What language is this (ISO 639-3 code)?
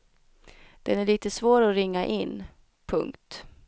swe